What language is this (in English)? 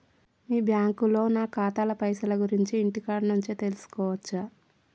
Telugu